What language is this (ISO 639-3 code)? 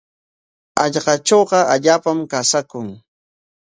qwa